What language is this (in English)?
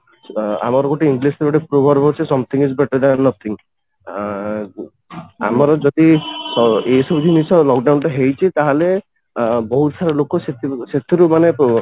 Odia